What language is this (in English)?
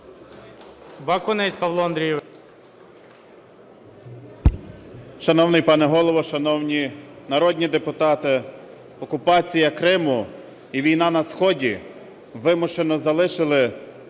Ukrainian